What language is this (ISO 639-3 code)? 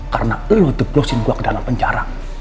ind